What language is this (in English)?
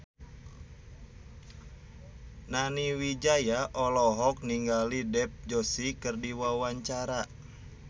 Sundanese